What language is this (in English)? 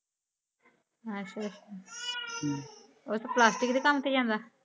Punjabi